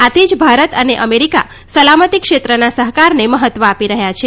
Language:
Gujarati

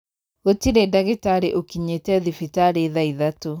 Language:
Kikuyu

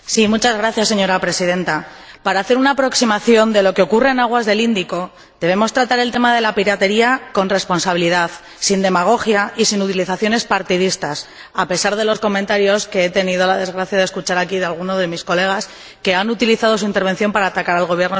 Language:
Spanish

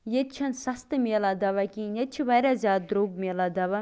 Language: Kashmiri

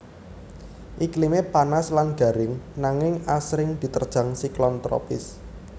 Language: Javanese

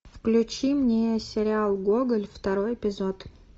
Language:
Russian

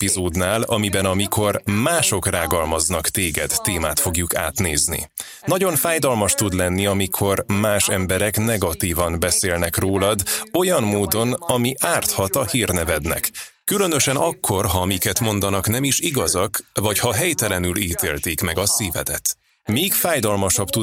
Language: Hungarian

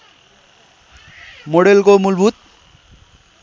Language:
Nepali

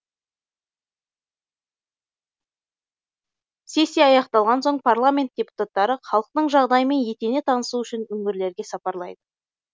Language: Kazakh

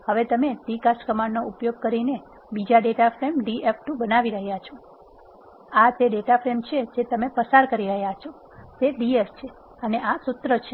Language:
Gujarati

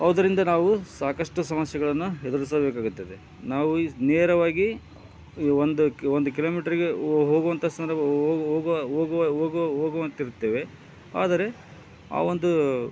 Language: Kannada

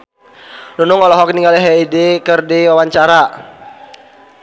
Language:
Sundanese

